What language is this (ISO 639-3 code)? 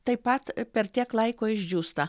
lit